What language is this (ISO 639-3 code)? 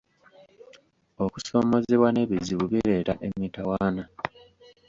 lug